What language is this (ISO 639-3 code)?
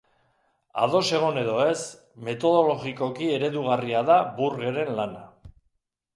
eus